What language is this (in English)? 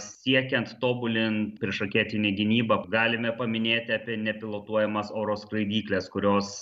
Lithuanian